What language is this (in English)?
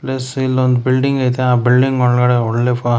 Kannada